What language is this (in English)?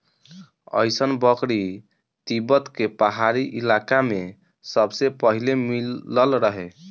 Bhojpuri